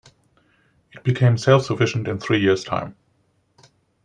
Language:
English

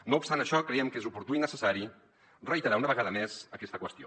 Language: Catalan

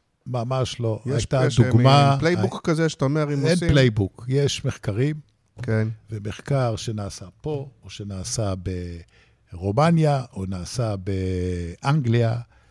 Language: Hebrew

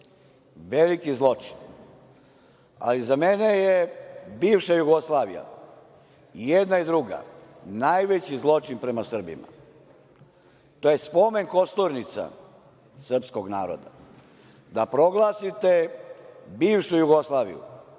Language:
Serbian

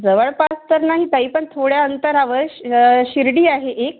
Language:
Marathi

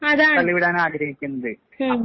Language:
Malayalam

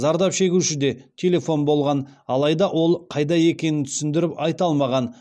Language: Kazakh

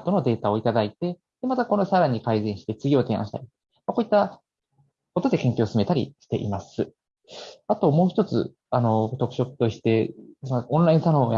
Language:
Japanese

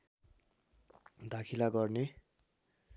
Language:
Nepali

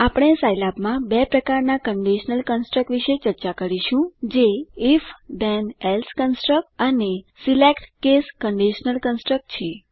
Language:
Gujarati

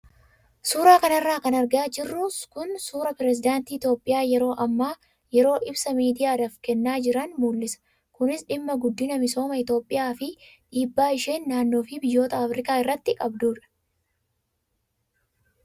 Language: Oromo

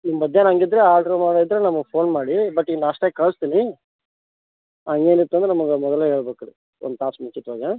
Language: Kannada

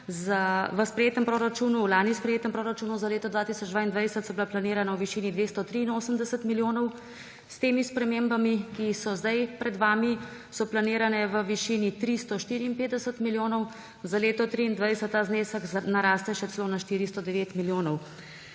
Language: Slovenian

